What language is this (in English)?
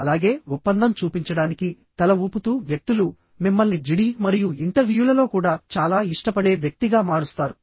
Telugu